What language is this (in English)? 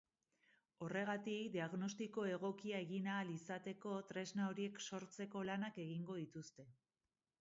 Basque